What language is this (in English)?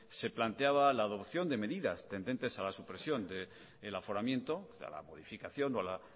Spanish